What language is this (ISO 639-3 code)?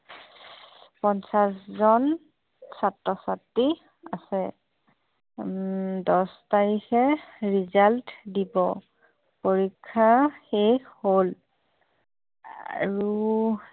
asm